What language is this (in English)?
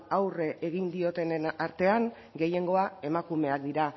Basque